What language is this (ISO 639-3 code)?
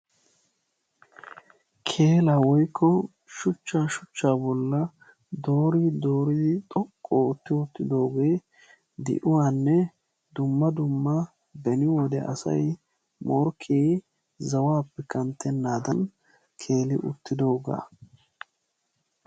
wal